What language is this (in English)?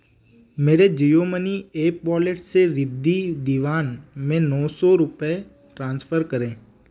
Hindi